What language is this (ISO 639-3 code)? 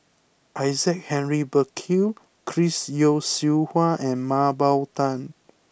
eng